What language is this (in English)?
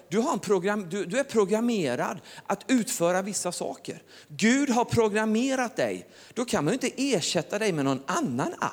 Swedish